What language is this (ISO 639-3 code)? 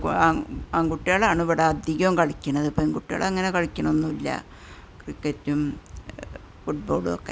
mal